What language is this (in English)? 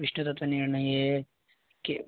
Sanskrit